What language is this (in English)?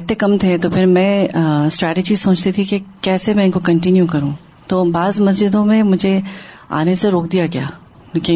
Urdu